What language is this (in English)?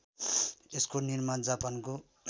Nepali